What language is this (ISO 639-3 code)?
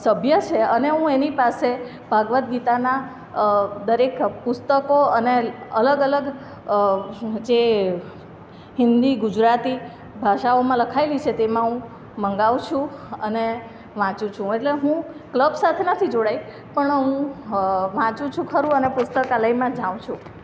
guj